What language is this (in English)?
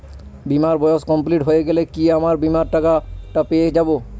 Bangla